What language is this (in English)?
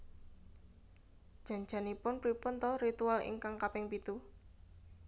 Javanese